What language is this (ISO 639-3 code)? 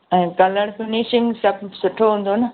snd